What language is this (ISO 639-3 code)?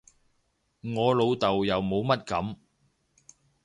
yue